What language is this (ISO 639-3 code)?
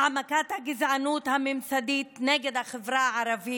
heb